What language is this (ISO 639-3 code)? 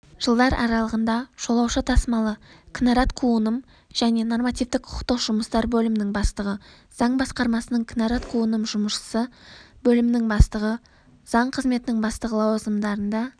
kaz